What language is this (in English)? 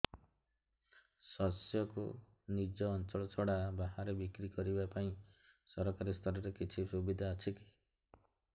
Odia